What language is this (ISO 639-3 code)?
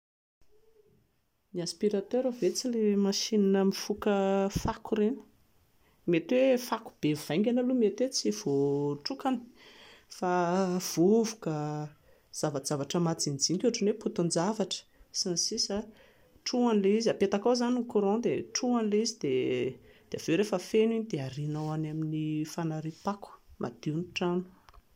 mlg